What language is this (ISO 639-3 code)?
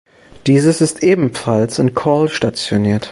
deu